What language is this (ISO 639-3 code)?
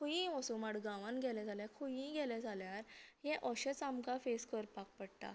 kok